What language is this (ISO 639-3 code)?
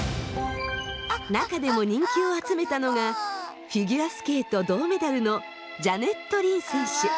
jpn